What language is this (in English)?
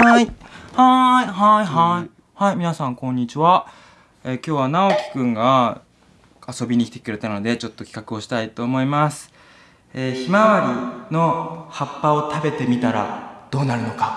Japanese